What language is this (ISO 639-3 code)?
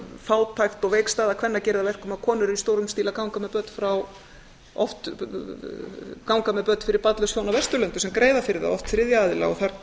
isl